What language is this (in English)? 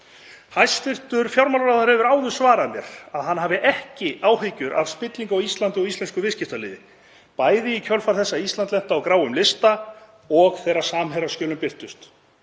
Icelandic